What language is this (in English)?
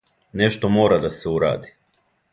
Serbian